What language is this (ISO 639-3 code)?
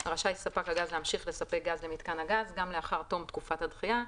heb